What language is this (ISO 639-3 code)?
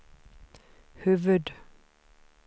swe